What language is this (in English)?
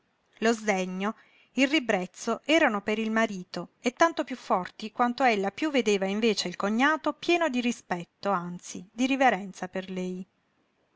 Italian